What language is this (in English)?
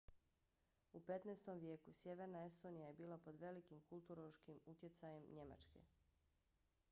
Bosnian